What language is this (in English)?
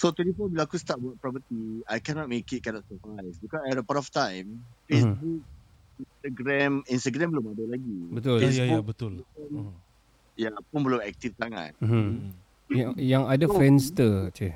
Malay